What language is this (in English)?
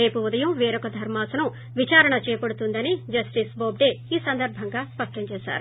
Telugu